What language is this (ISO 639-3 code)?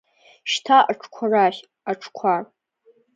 abk